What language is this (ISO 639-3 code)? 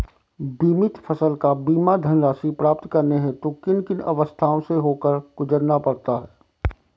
hin